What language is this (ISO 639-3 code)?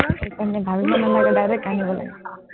asm